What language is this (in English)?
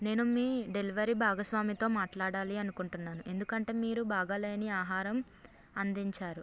Telugu